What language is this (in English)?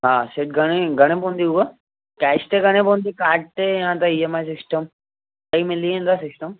Sindhi